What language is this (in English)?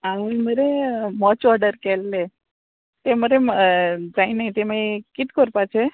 Konkani